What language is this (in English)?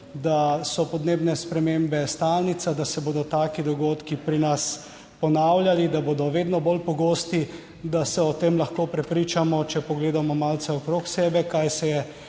Slovenian